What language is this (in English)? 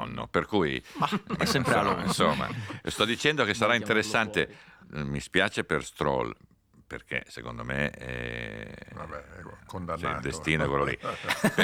Italian